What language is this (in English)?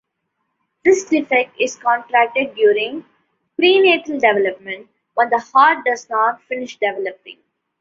English